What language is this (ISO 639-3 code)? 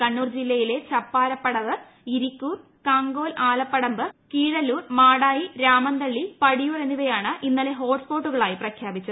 mal